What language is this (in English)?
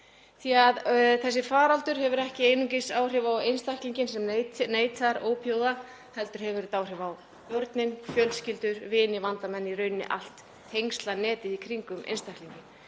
Icelandic